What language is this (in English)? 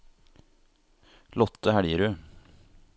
Norwegian